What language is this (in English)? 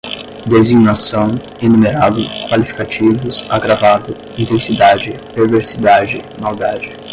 Portuguese